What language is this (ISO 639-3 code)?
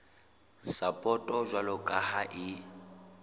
sot